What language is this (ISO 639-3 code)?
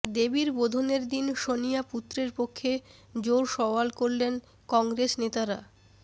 ben